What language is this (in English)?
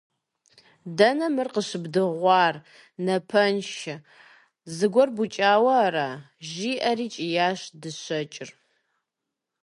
Kabardian